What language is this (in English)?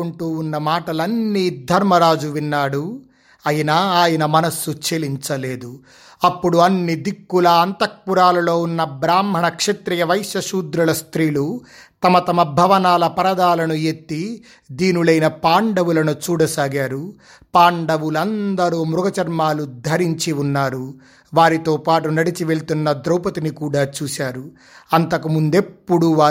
Telugu